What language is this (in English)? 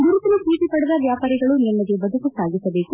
Kannada